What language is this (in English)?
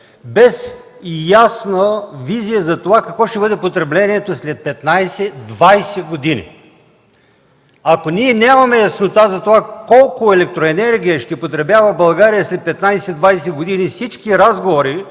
Bulgarian